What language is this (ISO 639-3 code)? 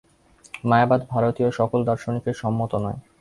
ben